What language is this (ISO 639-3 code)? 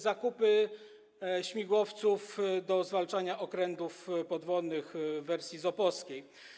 pol